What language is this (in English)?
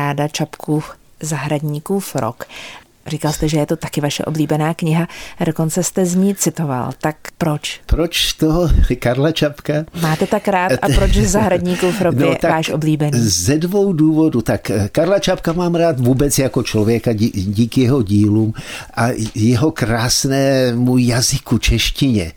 Czech